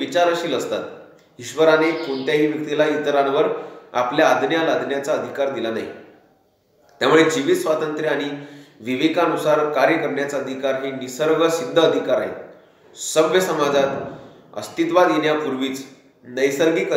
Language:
Hindi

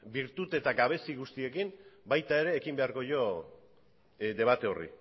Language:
Basque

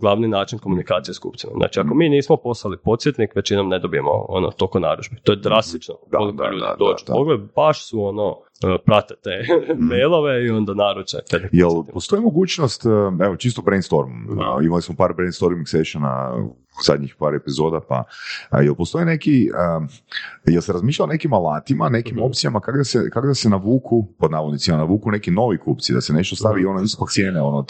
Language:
Croatian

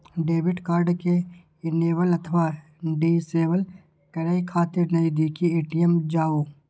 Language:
Maithili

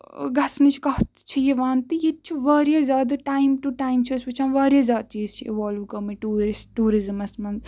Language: Kashmiri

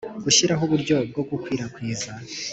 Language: Kinyarwanda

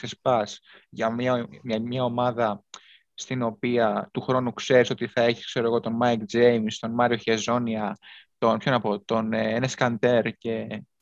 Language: Greek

